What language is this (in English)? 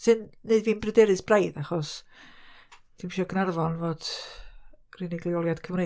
Welsh